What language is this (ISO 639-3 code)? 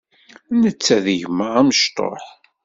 kab